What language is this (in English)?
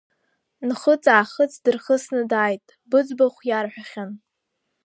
Abkhazian